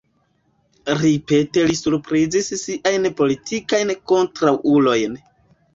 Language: Esperanto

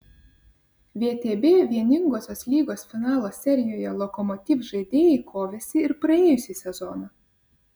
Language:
Lithuanian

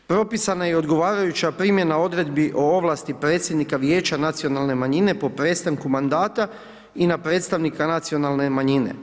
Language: Croatian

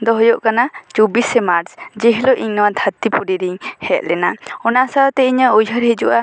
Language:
Santali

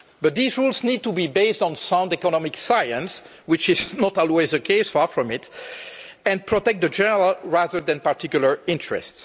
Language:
English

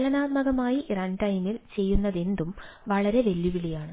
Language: Malayalam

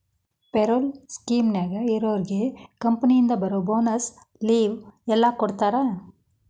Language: Kannada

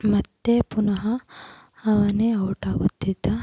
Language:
Kannada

